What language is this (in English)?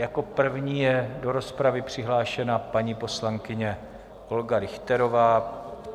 Czech